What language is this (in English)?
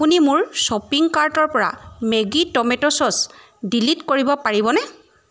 Assamese